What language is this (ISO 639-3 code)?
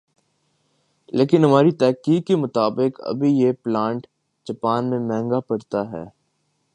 urd